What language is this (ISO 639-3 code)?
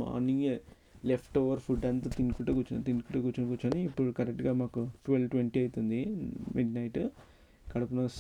tel